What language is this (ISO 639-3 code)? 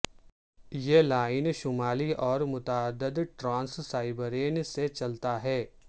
urd